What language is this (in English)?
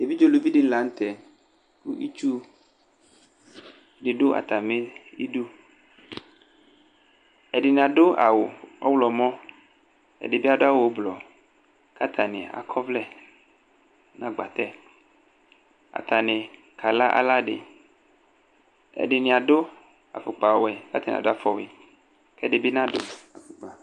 Ikposo